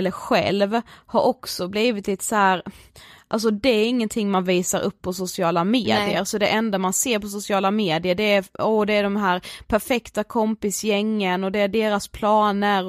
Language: Swedish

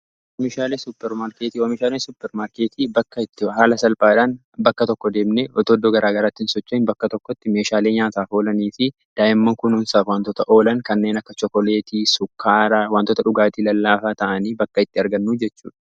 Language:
Oromo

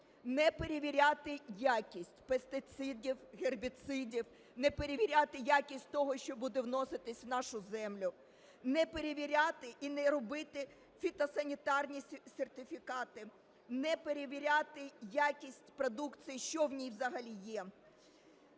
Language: Ukrainian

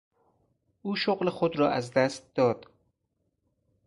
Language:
Persian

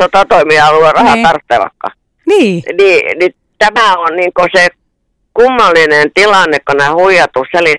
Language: Finnish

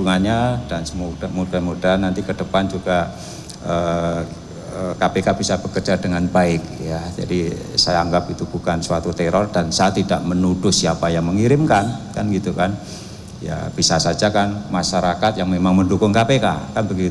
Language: Indonesian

